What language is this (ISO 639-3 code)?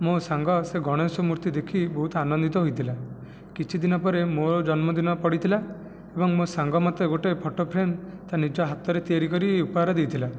ori